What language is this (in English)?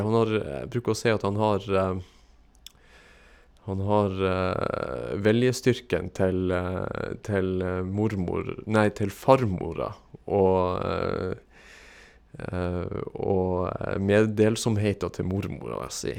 Norwegian